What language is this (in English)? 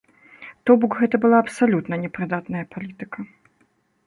Belarusian